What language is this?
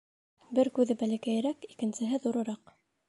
Bashkir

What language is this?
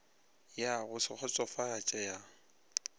Northern Sotho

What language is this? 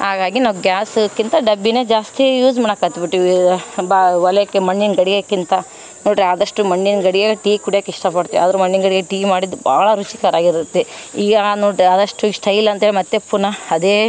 Kannada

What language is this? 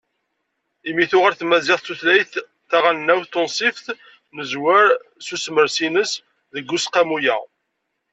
Kabyle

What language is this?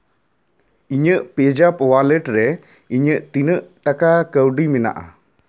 Santali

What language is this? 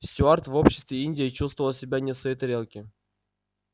Russian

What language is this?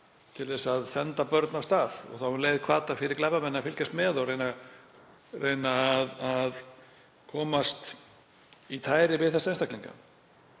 Icelandic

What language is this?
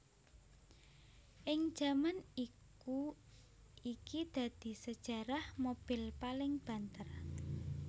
Javanese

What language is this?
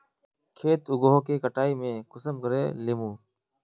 Magahi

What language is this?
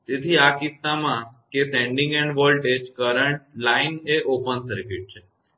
Gujarati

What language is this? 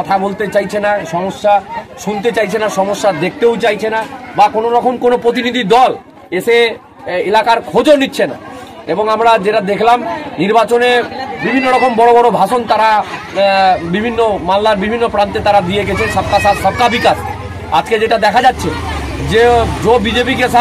Bangla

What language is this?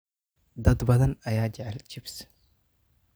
Somali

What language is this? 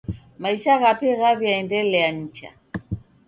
Taita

